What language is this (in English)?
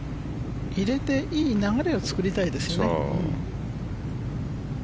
Japanese